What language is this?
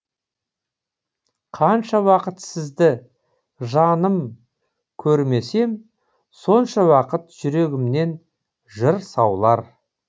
Kazakh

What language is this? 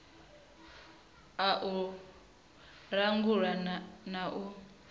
Venda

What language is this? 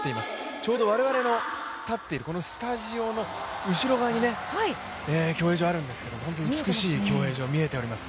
Japanese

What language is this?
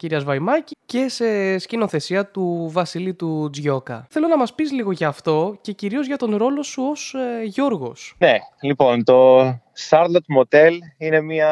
Greek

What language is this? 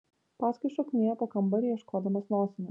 Lithuanian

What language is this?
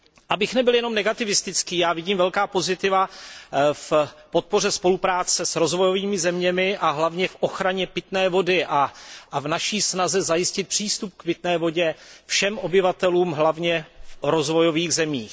Czech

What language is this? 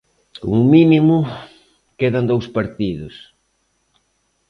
Galician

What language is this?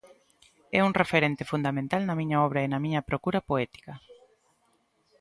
Galician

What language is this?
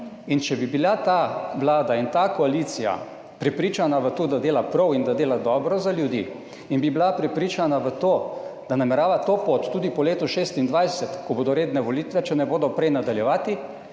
Slovenian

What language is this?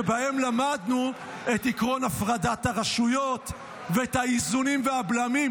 Hebrew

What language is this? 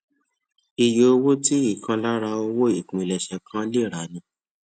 Yoruba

